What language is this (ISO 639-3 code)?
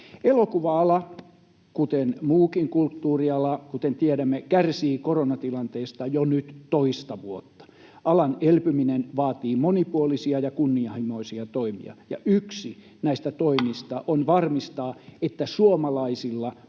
fin